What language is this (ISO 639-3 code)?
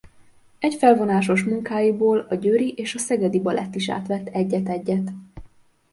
hun